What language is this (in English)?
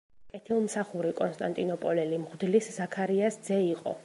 Georgian